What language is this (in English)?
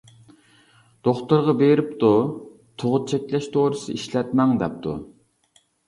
Uyghur